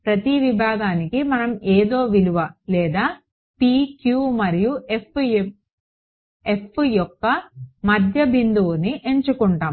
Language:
Telugu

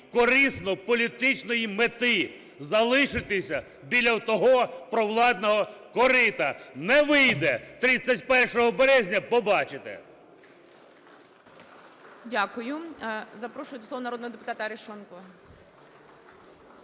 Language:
Ukrainian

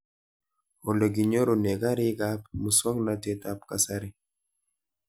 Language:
Kalenjin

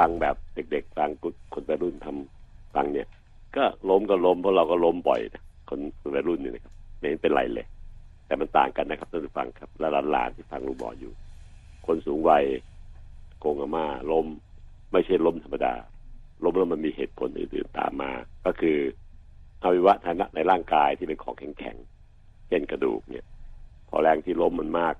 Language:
Thai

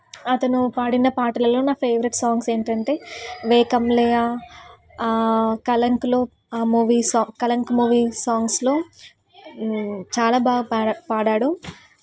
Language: Telugu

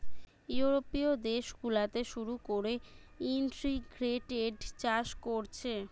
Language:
Bangla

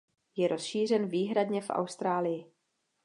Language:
Czech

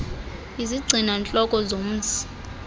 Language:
Xhosa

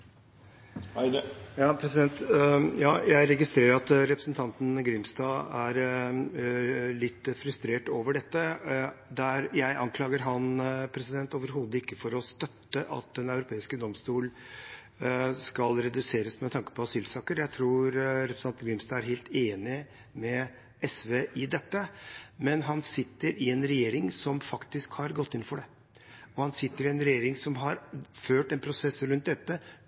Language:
Norwegian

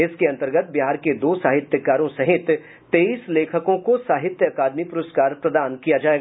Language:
Hindi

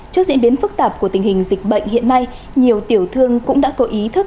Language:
Vietnamese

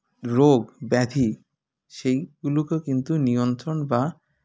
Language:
Bangla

